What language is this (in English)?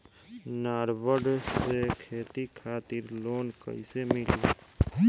Bhojpuri